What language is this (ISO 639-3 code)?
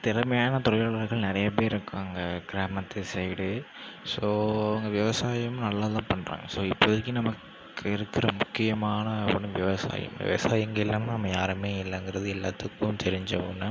tam